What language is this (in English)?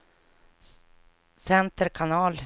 Swedish